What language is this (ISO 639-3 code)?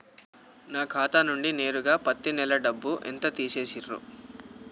tel